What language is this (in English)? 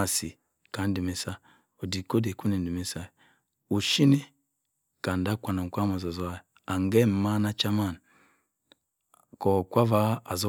Cross River Mbembe